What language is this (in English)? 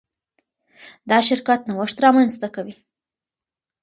Pashto